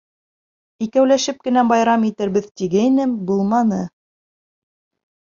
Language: Bashkir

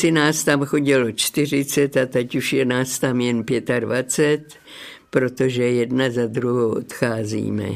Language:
Czech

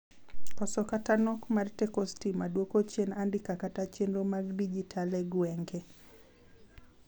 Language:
Luo (Kenya and Tanzania)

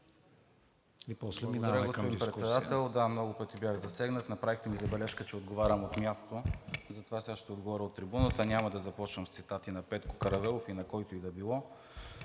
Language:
Bulgarian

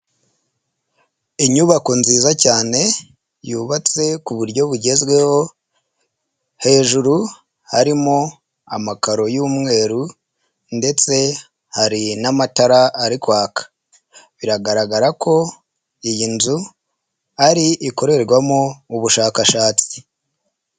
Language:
Kinyarwanda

